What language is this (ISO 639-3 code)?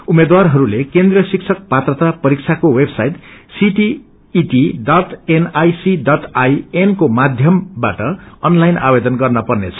nep